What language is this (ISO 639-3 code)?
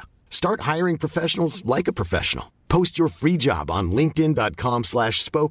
swe